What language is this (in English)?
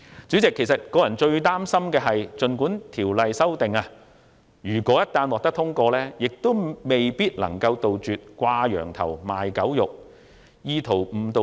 Cantonese